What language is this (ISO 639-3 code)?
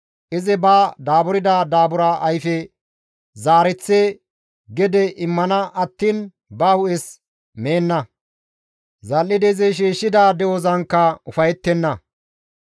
gmv